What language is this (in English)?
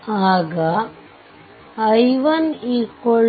Kannada